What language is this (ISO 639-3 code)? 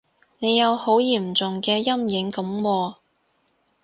yue